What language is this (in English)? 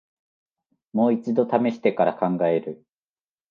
Japanese